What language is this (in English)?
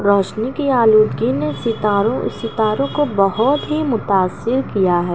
Urdu